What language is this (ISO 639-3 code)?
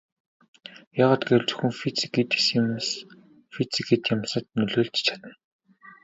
mon